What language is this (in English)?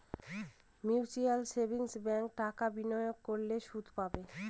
Bangla